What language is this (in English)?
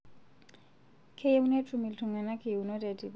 Masai